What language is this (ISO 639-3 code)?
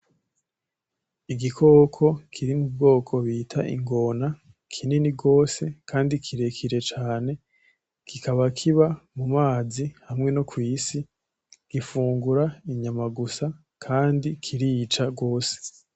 run